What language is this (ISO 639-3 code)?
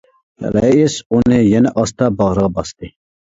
uig